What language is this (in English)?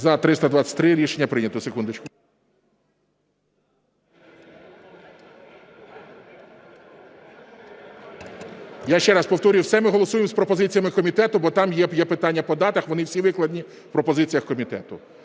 Ukrainian